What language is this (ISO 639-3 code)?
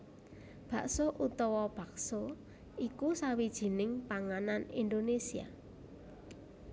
jav